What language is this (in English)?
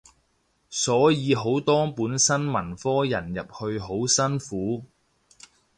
Cantonese